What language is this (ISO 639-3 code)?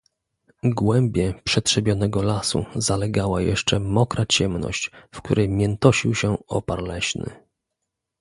pol